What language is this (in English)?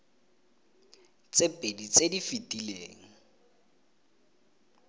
Tswana